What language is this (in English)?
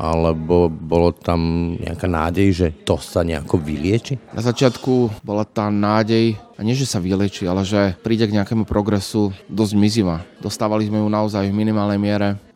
Slovak